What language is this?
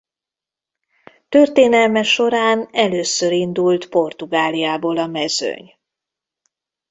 Hungarian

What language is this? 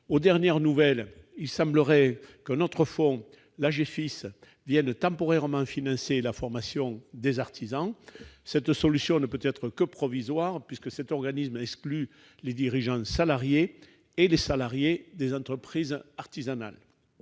French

